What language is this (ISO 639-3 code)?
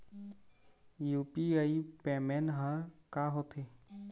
hne